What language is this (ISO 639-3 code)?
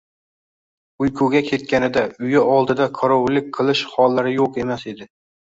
uzb